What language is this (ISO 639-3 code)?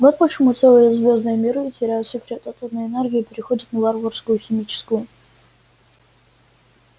rus